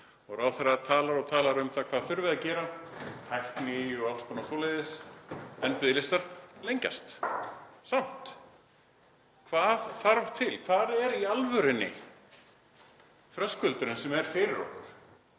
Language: Icelandic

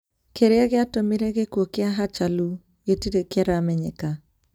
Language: Kikuyu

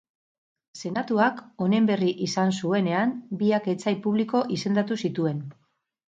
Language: Basque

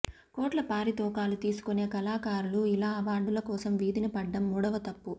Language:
Telugu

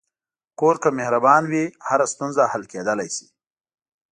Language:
Pashto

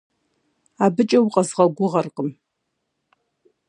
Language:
Kabardian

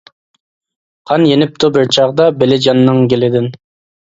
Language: Uyghur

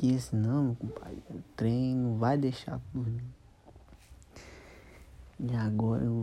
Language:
Portuguese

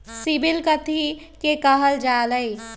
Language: Magahi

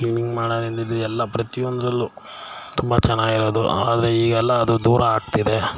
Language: Kannada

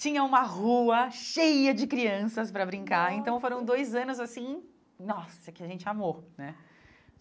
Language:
Portuguese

